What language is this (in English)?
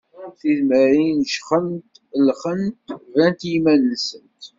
Kabyle